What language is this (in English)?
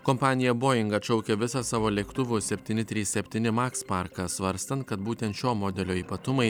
Lithuanian